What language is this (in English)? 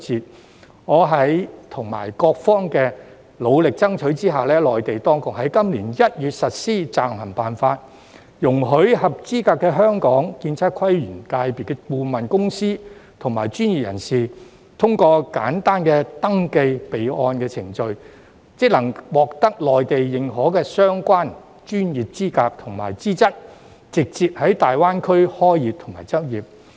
Cantonese